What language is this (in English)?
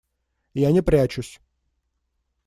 Russian